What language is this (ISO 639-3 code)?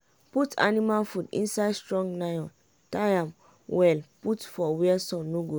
pcm